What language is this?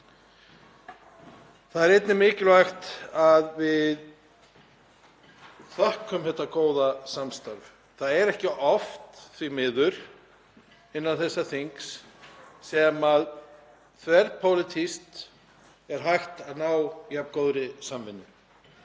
Icelandic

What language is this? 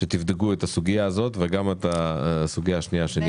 Hebrew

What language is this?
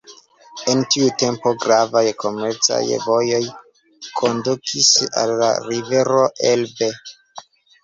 Esperanto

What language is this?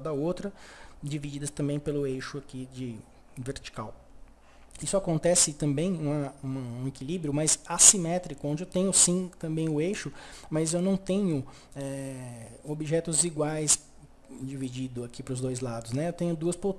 Portuguese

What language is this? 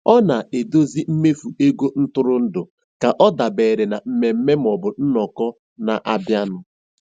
Igbo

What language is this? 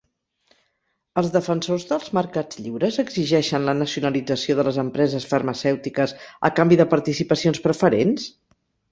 Catalan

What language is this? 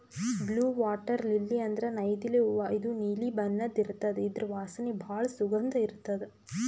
Kannada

